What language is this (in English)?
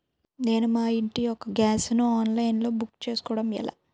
Telugu